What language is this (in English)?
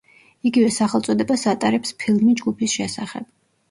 Georgian